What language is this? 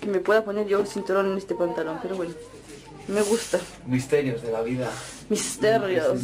Spanish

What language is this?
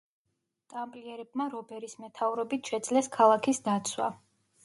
Georgian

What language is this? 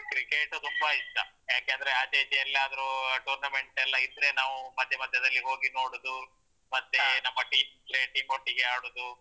Kannada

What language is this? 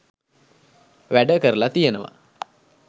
Sinhala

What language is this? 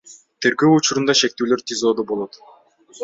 Kyrgyz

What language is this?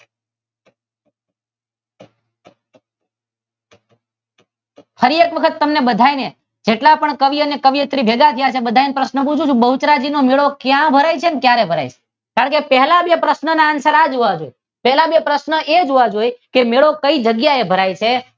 Gujarati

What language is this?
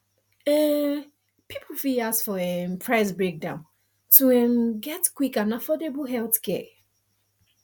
Nigerian Pidgin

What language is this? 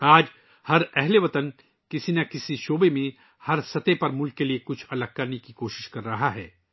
Urdu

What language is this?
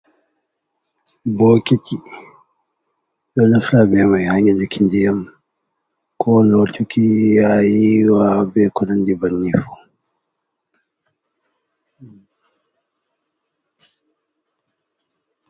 Fula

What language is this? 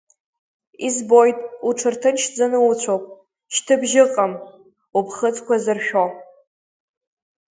Abkhazian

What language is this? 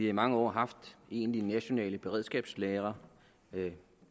Danish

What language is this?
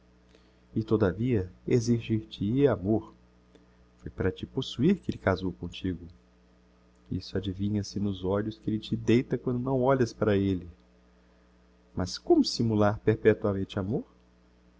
Portuguese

